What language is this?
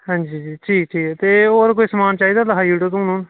Dogri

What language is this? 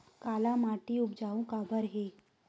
Chhattisgarhi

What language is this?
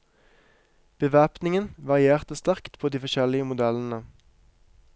Norwegian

